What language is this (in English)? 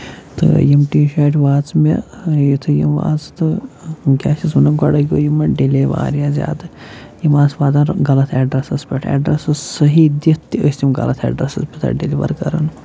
Kashmiri